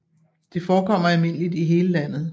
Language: Danish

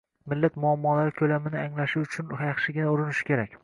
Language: Uzbek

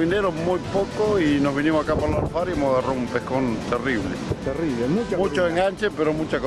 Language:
Spanish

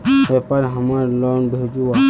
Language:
Magahi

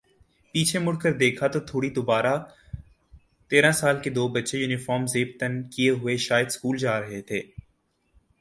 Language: Urdu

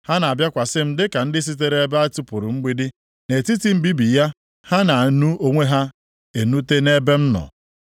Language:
Igbo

